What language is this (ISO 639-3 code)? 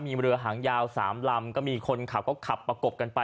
tha